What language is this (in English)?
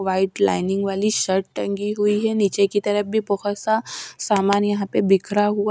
Hindi